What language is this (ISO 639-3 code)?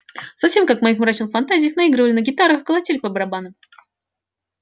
rus